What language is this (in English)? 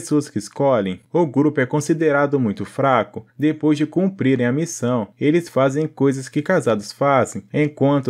Portuguese